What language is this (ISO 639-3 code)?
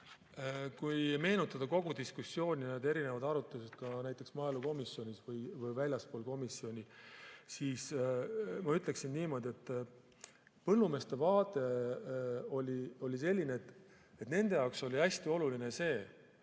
est